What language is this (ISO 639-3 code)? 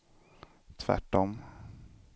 swe